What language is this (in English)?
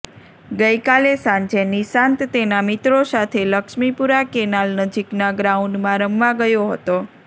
Gujarati